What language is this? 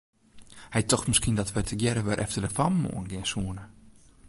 Western Frisian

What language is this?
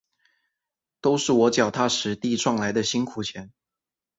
Chinese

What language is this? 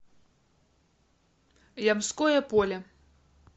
Russian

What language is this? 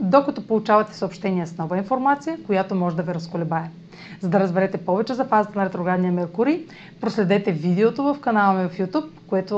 Bulgarian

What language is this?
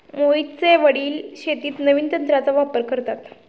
Marathi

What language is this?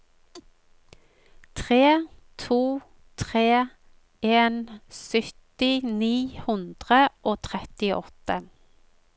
Norwegian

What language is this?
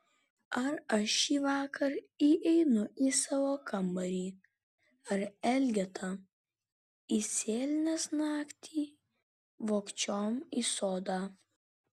Lithuanian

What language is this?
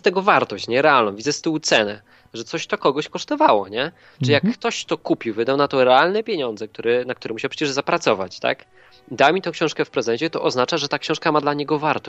Polish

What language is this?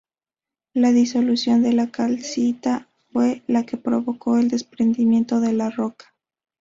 Spanish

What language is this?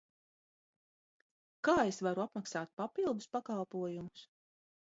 Latvian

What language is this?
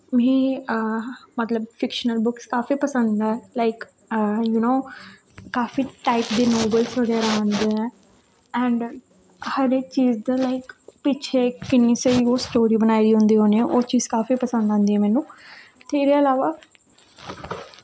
Dogri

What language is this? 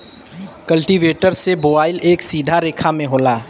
Bhojpuri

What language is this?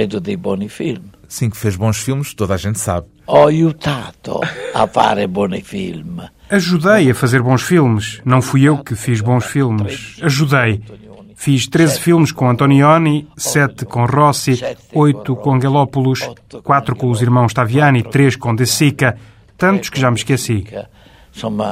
Portuguese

